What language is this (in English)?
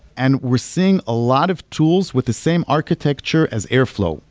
English